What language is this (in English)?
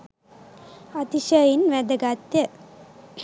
Sinhala